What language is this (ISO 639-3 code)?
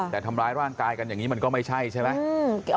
tha